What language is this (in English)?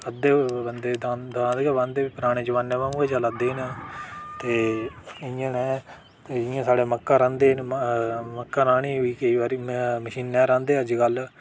Dogri